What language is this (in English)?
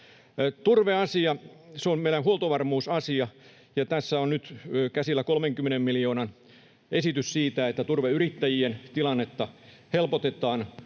Finnish